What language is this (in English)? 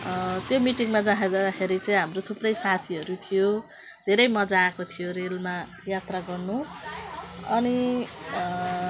Nepali